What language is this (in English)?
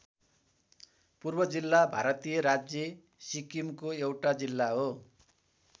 Nepali